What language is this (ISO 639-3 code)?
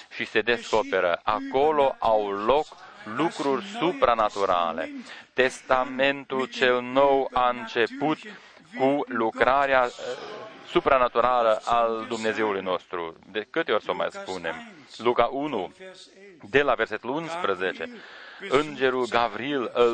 ron